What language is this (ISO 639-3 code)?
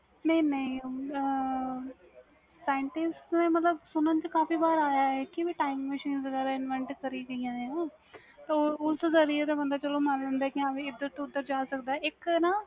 pan